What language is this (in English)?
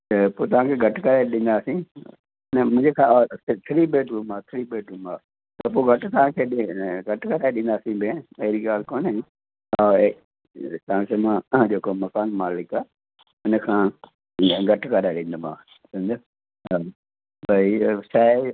Sindhi